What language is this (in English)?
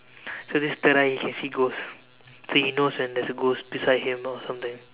English